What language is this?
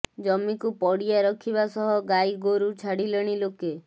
Odia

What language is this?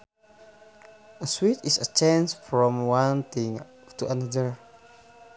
Sundanese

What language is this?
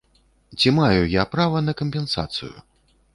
Belarusian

